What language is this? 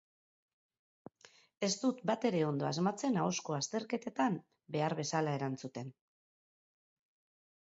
Basque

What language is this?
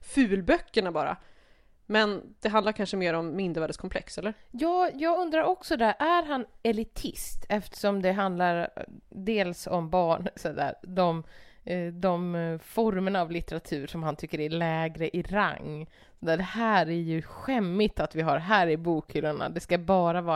Swedish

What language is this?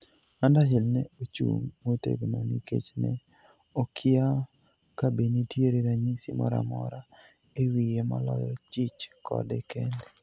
Luo (Kenya and Tanzania)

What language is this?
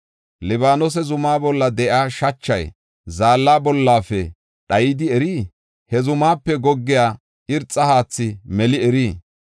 Gofa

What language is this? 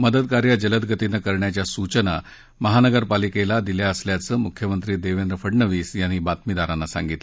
Marathi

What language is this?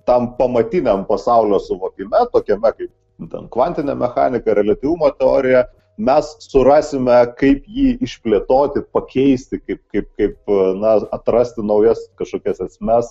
Lithuanian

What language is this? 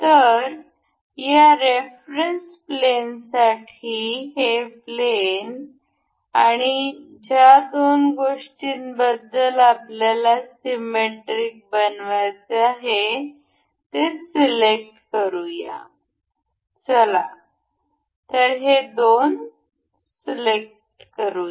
Marathi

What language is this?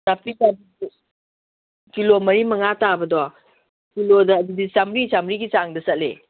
Manipuri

